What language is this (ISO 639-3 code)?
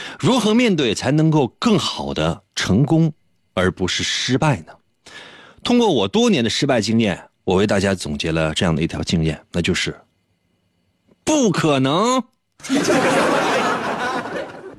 zho